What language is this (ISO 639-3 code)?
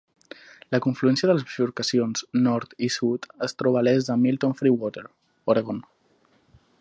cat